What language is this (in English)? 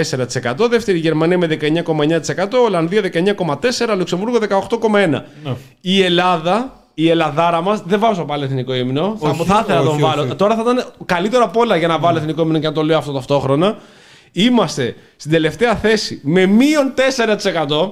Greek